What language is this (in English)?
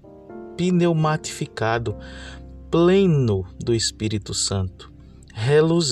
Portuguese